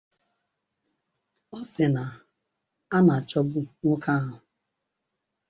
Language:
Igbo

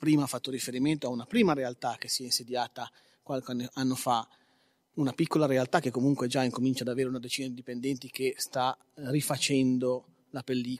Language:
Italian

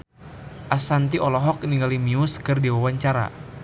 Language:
Sundanese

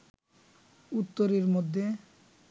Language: Bangla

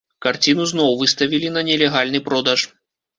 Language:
Belarusian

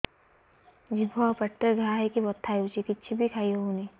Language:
Odia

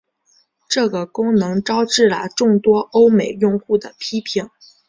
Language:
Chinese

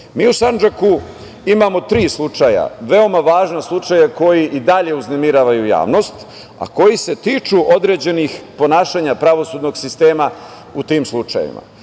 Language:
Serbian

